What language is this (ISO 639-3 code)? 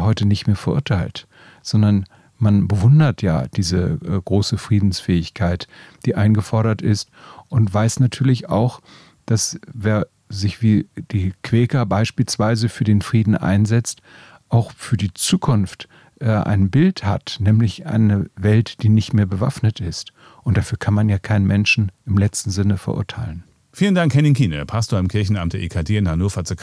deu